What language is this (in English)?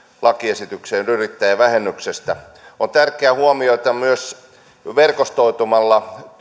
Finnish